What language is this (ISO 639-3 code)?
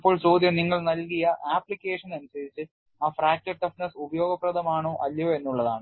mal